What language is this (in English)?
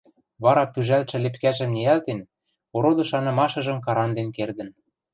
Western Mari